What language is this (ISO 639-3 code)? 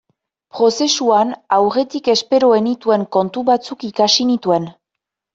eus